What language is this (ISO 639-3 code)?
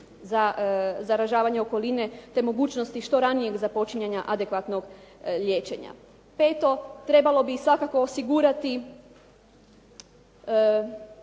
hrv